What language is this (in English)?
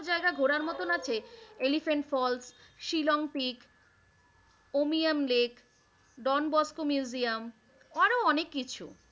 Bangla